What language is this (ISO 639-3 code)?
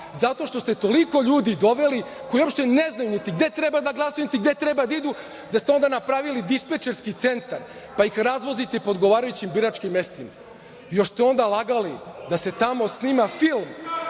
srp